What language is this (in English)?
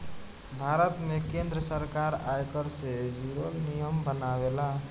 Bhojpuri